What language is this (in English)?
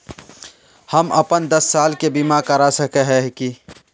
Magahi